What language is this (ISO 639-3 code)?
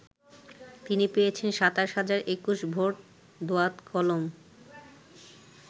ben